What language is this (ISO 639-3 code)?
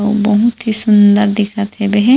hne